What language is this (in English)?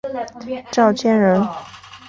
Chinese